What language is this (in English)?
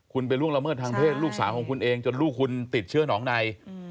Thai